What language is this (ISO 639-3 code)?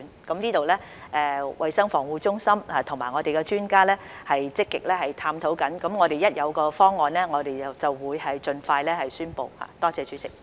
yue